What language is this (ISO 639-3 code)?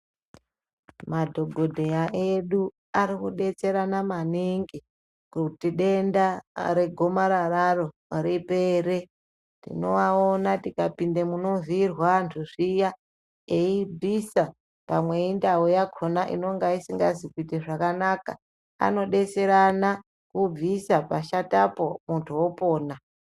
ndc